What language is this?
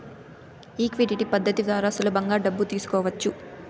Telugu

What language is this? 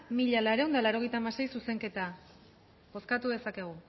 Basque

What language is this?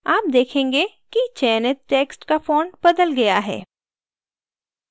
Hindi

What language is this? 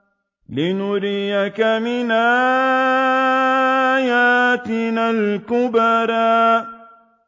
Arabic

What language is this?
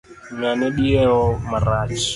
Luo (Kenya and Tanzania)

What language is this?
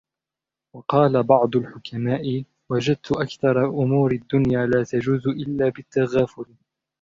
Arabic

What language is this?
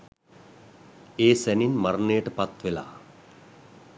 Sinhala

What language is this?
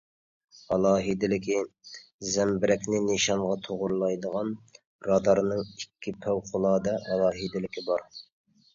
Uyghur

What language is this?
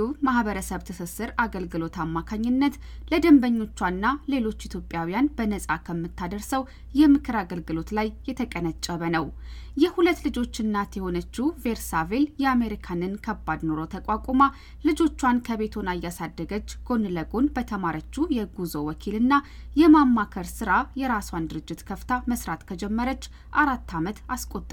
Amharic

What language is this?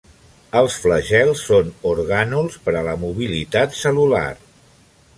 Catalan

